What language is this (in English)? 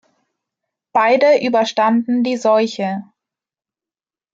German